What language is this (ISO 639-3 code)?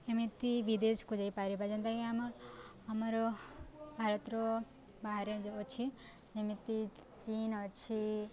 ori